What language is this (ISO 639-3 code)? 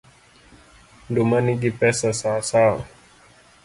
luo